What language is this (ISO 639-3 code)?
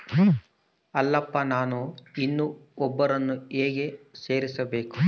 kan